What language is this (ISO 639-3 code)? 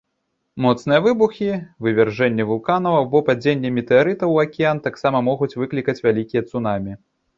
bel